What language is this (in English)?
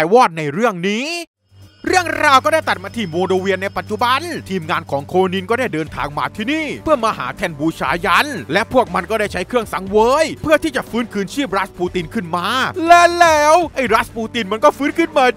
Thai